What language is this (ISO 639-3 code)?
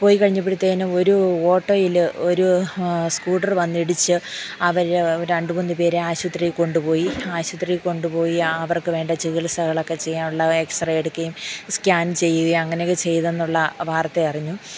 mal